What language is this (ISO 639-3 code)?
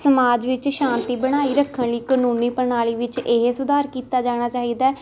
pan